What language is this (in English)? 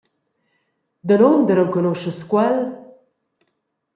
Romansh